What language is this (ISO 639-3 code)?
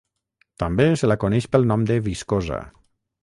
cat